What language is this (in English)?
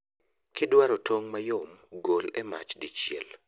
Luo (Kenya and Tanzania)